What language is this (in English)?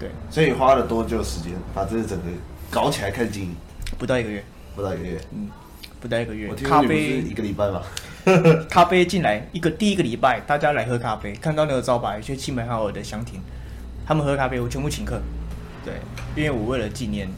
Chinese